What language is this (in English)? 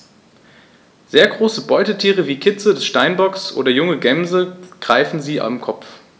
German